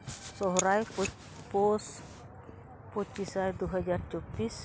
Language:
Santali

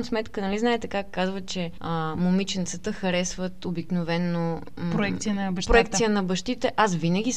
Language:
Bulgarian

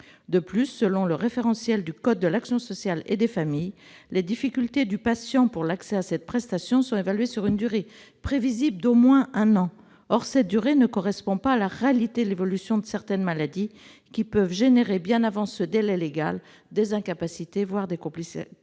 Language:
French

